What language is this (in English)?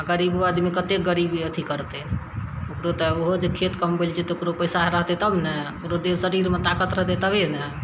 Maithili